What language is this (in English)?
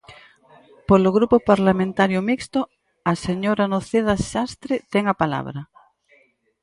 Galician